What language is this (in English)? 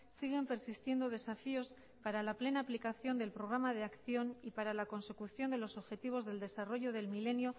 Spanish